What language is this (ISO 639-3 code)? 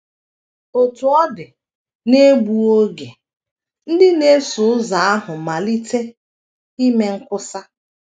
ibo